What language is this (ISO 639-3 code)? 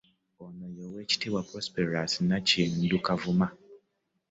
lug